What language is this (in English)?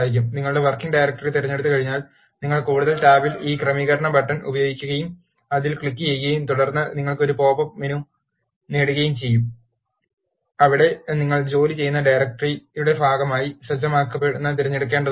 Malayalam